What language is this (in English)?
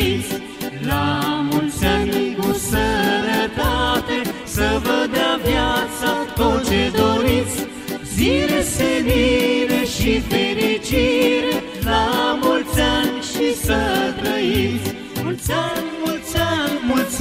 Romanian